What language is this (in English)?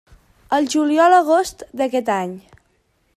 Catalan